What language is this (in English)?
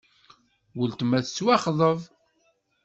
Kabyle